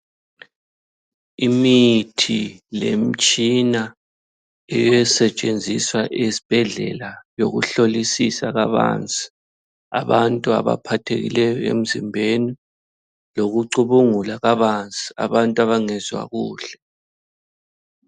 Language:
North Ndebele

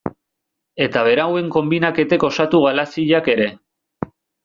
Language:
Basque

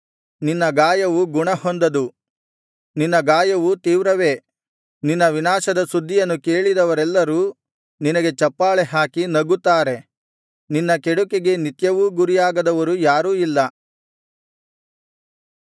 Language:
Kannada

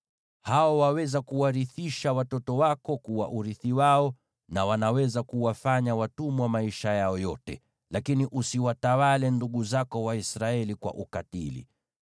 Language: Swahili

